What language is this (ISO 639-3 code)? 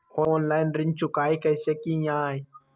mag